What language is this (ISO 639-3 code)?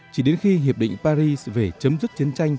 vie